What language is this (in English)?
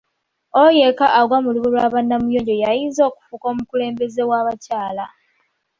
Ganda